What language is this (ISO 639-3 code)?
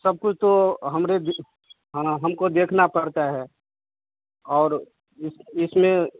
hin